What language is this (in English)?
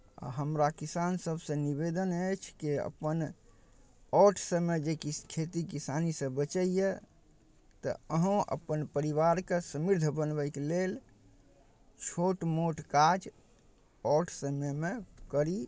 Maithili